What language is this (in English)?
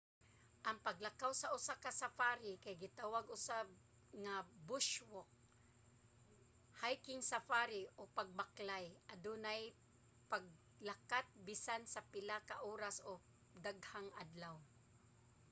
Cebuano